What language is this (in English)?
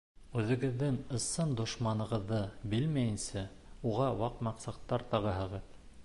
Bashkir